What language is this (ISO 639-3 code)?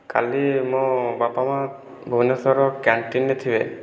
ori